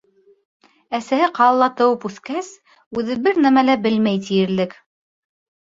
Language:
Bashkir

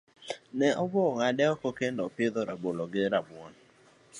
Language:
Luo (Kenya and Tanzania)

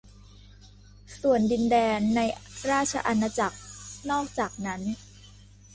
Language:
Thai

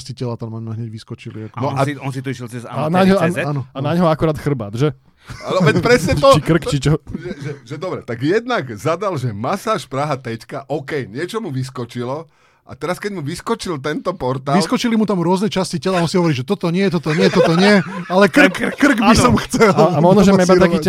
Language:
Slovak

